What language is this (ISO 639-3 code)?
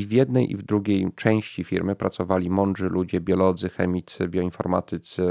pol